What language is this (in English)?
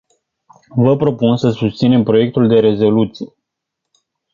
Romanian